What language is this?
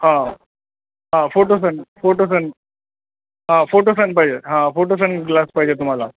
Marathi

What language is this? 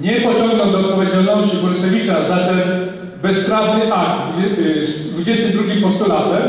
Polish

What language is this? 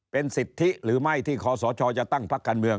Thai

